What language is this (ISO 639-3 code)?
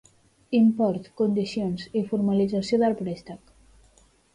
cat